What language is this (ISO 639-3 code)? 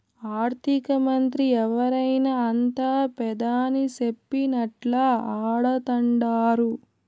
tel